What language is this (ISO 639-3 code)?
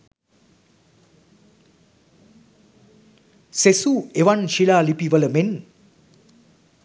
sin